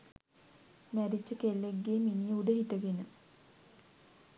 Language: Sinhala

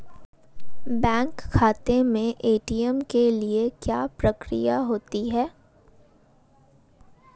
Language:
Hindi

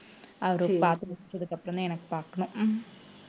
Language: Tamil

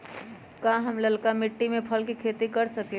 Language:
Magahi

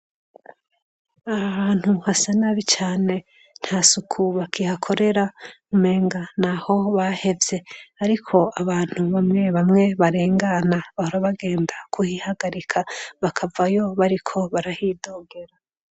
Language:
Rundi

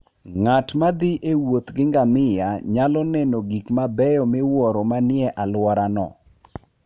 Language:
Luo (Kenya and Tanzania)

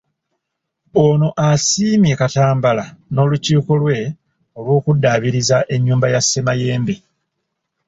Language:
Ganda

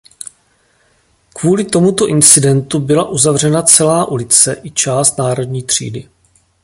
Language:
Czech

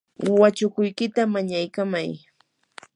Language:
Yanahuanca Pasco Quechua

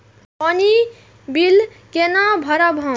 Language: Maithili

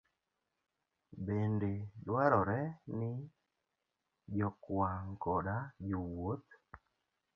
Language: Luo (Kenya and Tanzania)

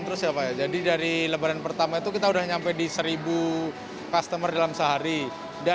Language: Indonesian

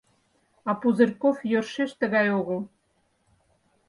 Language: Mari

